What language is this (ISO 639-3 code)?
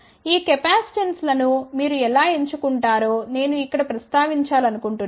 tel